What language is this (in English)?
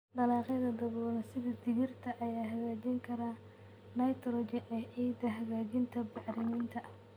Somali